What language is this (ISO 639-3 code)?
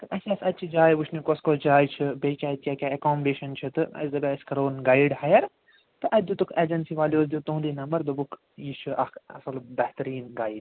kas